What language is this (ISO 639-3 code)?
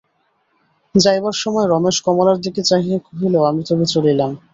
ben